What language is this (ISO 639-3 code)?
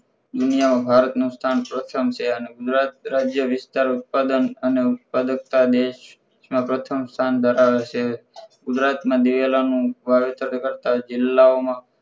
guj